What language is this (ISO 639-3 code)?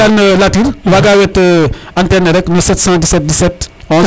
srr